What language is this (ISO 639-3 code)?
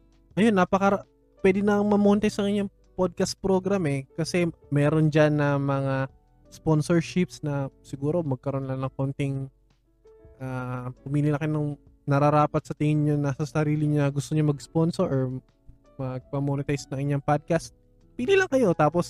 fil